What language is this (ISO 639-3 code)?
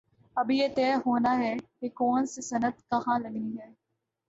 urd